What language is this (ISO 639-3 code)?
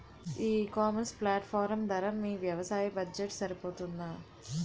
tel